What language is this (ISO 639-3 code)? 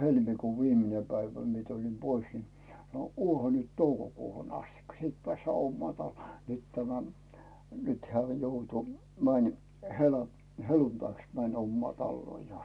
fin